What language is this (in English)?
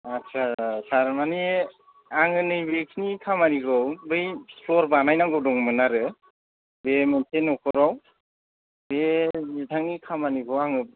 Bodo